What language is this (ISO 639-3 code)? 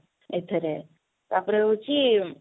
ori